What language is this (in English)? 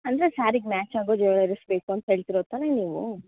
Kannada